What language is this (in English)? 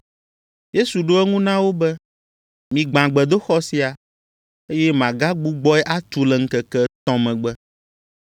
Ewe